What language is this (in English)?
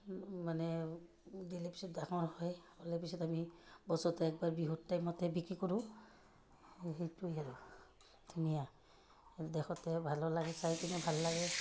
Assamese